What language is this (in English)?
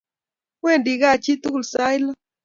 Kalenjin